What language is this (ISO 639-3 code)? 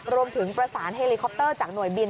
tha